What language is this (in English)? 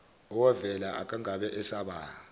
Zulu